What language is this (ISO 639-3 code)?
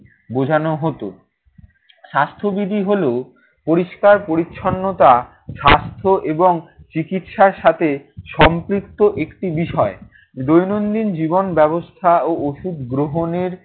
ben